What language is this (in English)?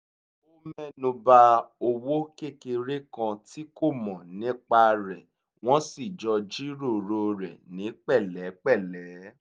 Yoruba